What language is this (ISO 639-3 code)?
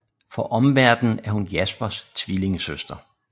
dan